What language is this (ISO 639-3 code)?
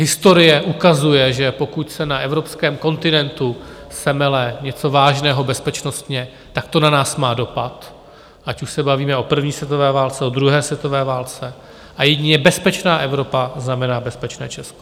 ces